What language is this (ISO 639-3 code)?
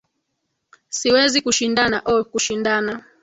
swa